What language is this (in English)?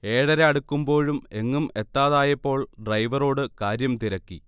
Malayalam